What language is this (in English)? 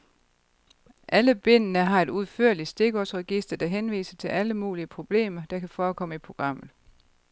Danish